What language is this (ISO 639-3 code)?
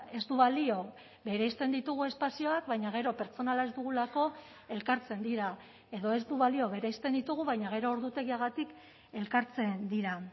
eus